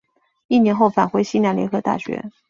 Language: Chinese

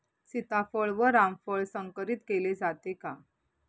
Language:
Marathi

